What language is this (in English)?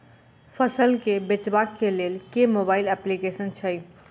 Maithili